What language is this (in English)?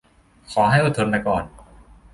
Thai